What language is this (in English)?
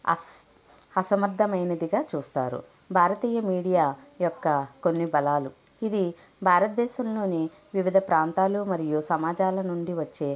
Telugu